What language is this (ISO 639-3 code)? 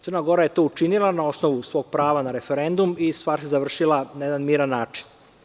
srp